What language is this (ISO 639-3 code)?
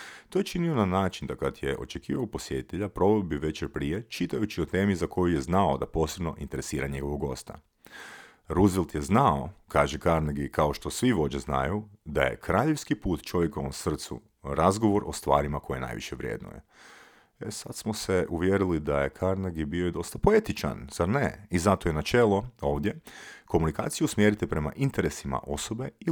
hrv